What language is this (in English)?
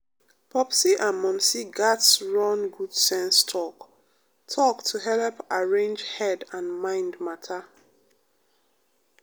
Nigerian Pidgin